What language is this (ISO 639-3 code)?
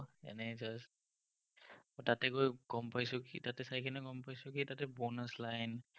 asm